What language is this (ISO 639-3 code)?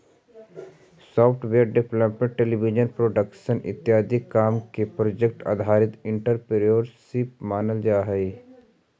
mag